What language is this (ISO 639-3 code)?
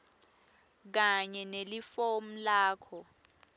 ssw